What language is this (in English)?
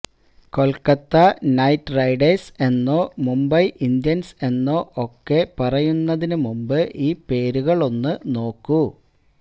Malayalam